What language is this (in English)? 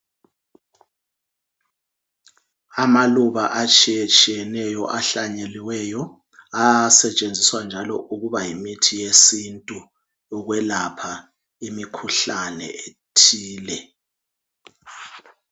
North Ndebele